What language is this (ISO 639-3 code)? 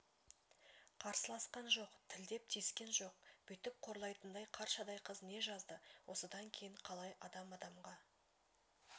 kaz